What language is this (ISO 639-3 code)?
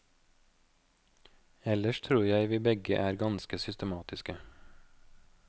nor